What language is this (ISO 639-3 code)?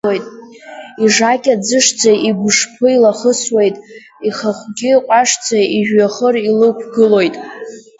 abk